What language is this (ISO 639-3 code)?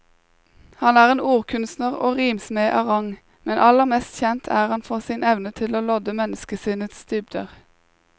nor